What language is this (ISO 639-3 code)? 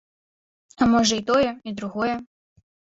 bel